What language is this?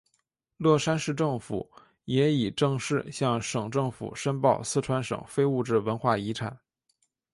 Chinese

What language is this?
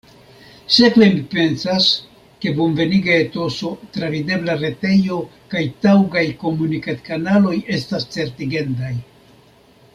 Esperanto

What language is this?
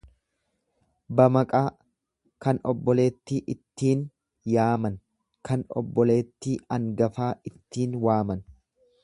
Oromo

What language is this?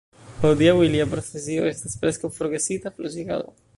Esperanto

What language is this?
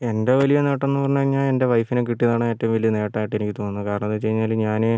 Malayalam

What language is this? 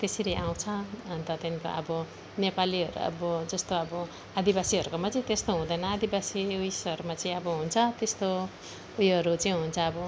Nepali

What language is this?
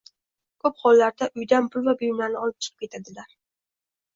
Uzbek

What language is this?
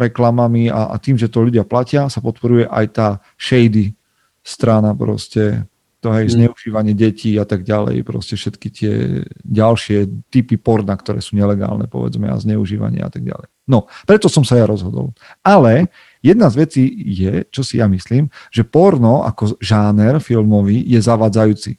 Slovak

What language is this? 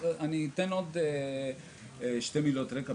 Hebrew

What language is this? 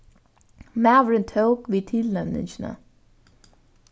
Faroese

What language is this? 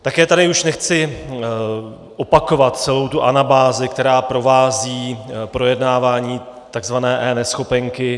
Czech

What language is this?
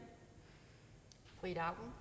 Danish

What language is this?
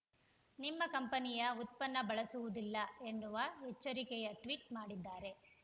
Kannada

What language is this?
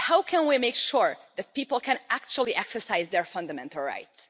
English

